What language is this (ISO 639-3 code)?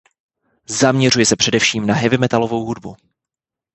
ces